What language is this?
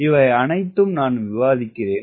Tamil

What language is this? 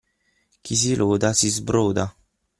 Italian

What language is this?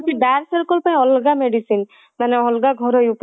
Odia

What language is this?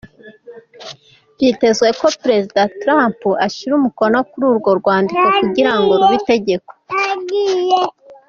Kinyarwanda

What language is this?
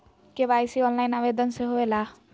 Magahi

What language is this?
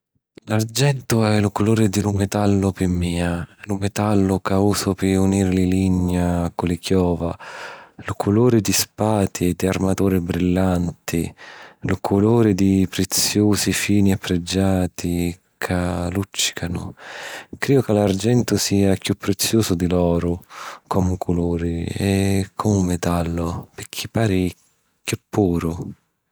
Sicilian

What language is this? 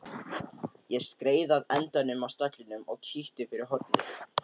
Icelandic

